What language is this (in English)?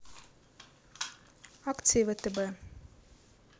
Russian